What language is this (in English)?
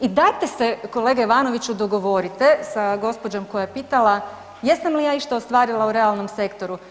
Croatian